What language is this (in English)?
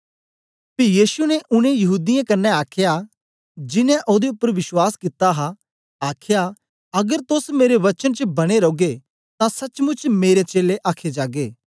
Dogri